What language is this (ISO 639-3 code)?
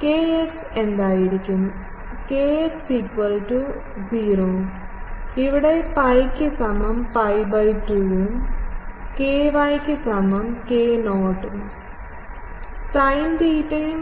mal